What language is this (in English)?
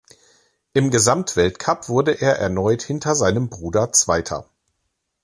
German